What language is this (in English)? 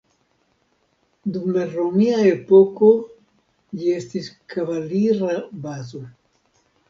Esperanto